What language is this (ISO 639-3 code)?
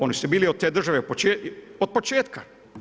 hrv